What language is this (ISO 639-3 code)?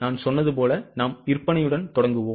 tam